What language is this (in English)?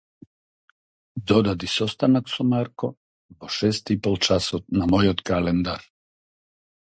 Macedonian